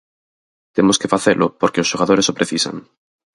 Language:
Galician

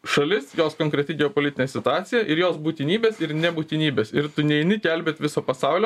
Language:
Lithuanian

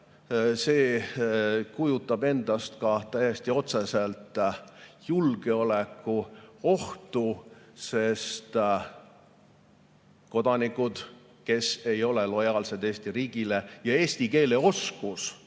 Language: Estonian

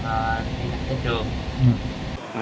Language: Vietnamese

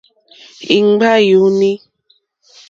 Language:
Mokpwe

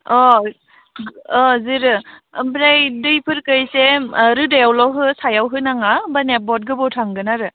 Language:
Bodo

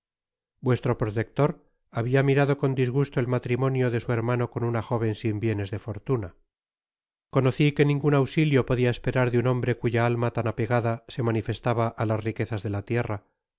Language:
Spanish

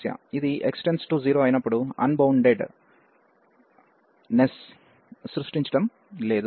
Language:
Telugu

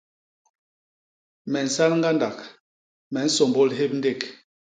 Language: Basaa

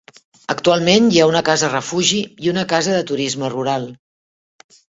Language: Catalan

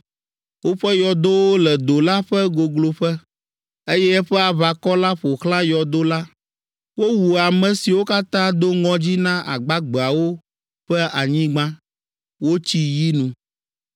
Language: Ewe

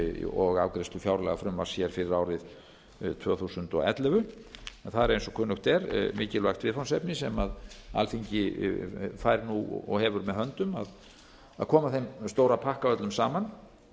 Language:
Icelandic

